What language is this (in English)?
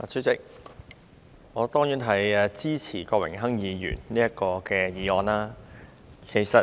Cantonese